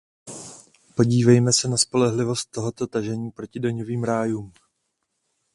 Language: Czech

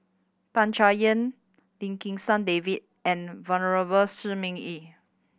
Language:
English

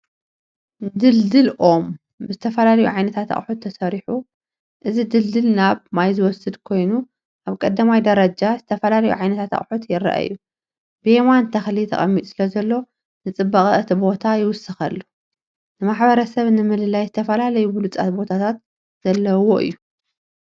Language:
Tigrinya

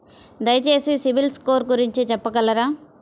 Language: Telugu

